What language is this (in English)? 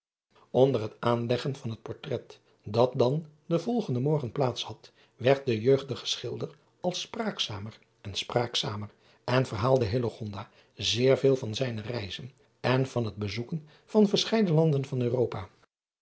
Dutch